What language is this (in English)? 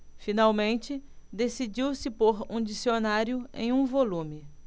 Portuguese